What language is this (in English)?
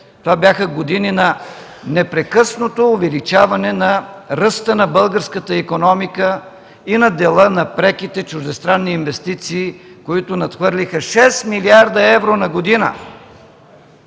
Bulgarian